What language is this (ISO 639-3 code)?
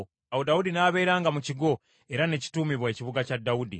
lug